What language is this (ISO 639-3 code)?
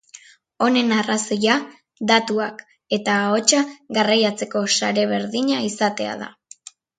eus